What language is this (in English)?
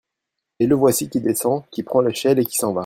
French